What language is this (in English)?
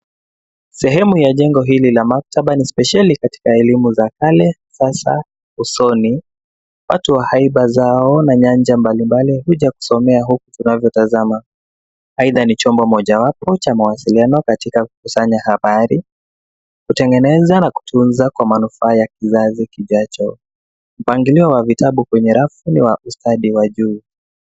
Swahili